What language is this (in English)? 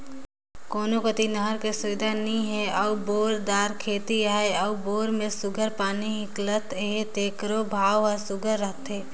Chhattisgarhi